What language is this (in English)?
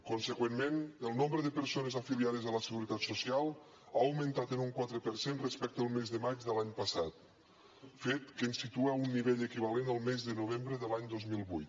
Catalan